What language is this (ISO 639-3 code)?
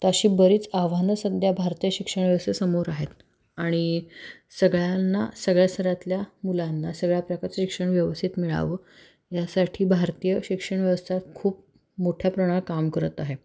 mar